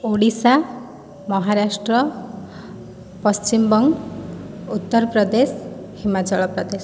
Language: Odia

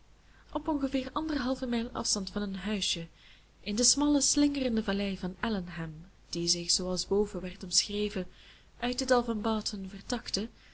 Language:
Dutch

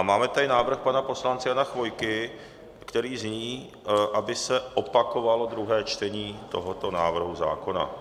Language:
Czech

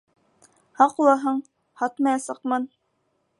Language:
Bashkir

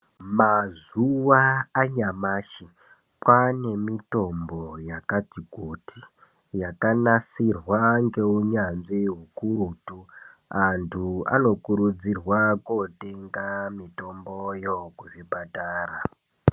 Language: Ndau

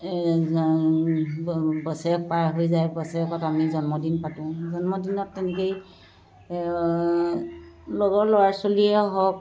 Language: Assamese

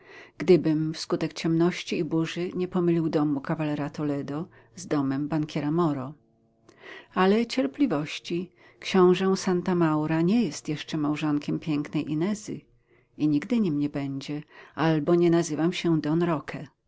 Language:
Polish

